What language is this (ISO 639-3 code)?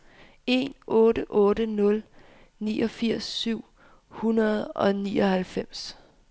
dan